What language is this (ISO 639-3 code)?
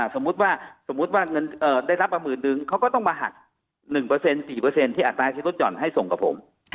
tha